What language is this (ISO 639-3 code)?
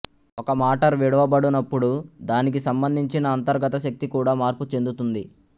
tel